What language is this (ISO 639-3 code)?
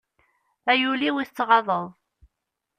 kab